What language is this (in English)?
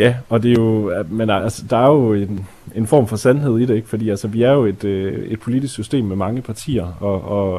Danish